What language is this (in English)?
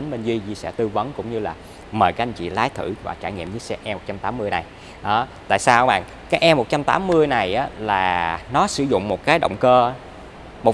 Vietnamese